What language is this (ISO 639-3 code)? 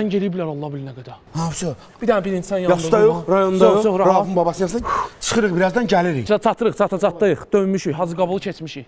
tur